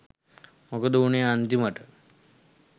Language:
Sinhala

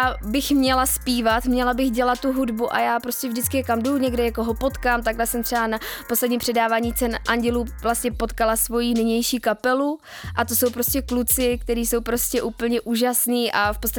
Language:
Czech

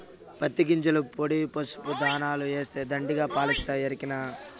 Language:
Telugu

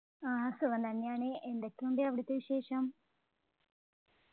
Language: Malayalam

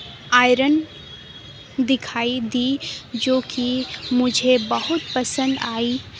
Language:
Urdu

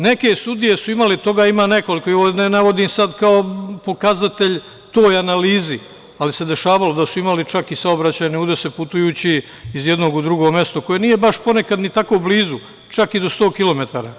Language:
Serbian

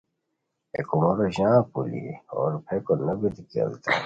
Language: Khowar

